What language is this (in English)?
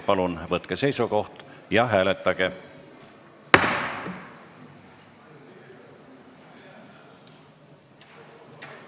Estonian